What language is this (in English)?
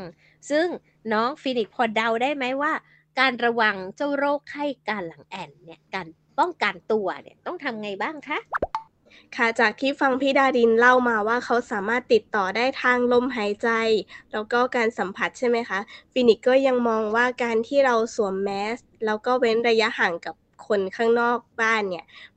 Thai